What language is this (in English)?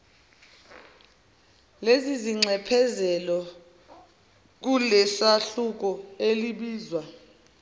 Zulu